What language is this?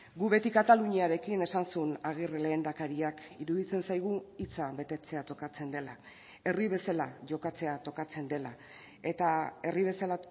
Basque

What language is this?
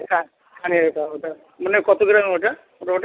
Bangla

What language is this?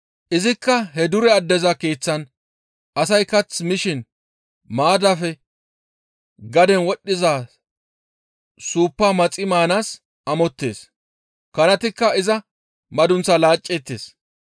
Gamo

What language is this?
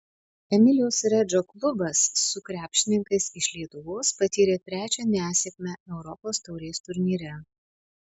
Lithuanian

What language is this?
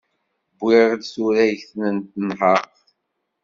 Kabyle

